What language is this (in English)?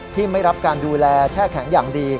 Thai